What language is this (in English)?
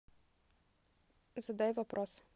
Russian